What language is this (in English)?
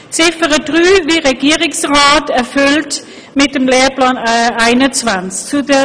Swiss German